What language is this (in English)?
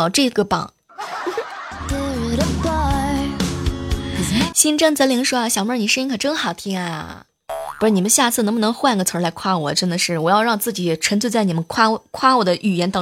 Chinese